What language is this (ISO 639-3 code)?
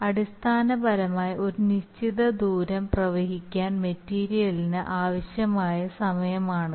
mal